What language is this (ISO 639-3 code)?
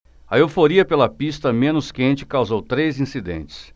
por